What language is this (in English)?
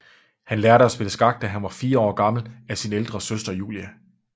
Danish